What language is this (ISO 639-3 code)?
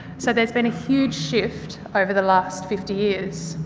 eng